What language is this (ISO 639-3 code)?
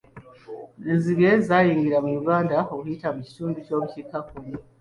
lug